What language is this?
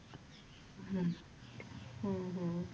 Punjabi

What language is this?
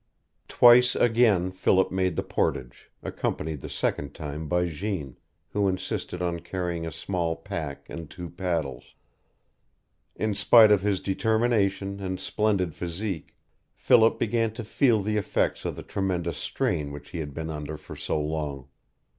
English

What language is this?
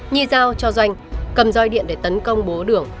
Vietnamese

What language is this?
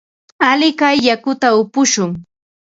Ambo-Pasco Quechua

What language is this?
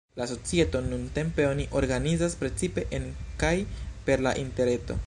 Esperanto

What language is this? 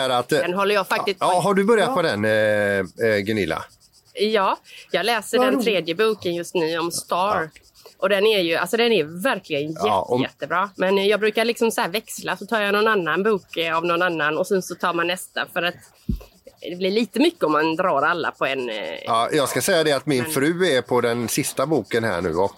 Swedish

